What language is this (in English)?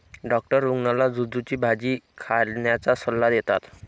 Marathi